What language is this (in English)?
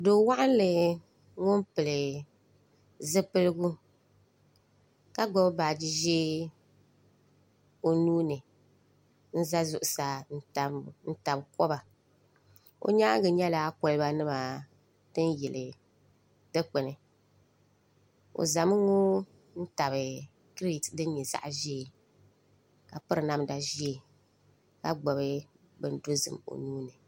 Dagbani